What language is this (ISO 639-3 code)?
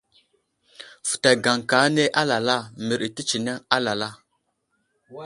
udl